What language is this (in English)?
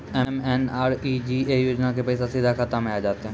Maithili